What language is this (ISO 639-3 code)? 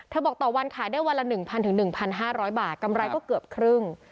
tha